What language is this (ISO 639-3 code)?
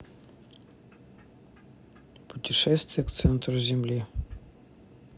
rus